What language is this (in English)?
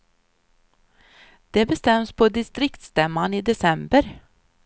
Swedish